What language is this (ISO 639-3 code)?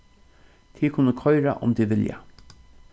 fao